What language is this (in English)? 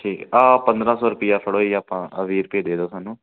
Punjabi